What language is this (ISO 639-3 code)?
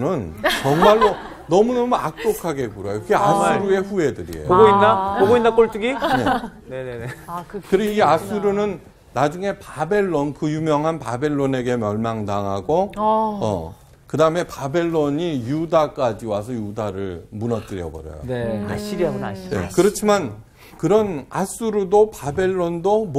kor